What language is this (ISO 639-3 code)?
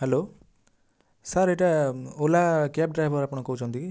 ori